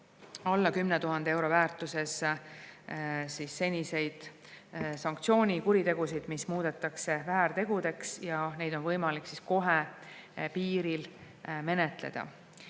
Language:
Estonian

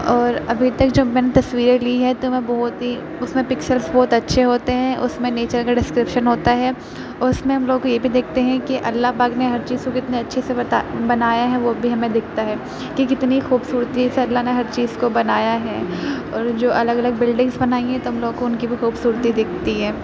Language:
Urdu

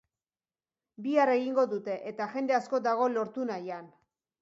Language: Basque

